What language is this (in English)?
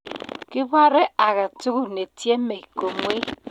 Kalenjin